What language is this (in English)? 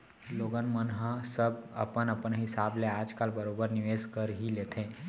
Chhattisgarhi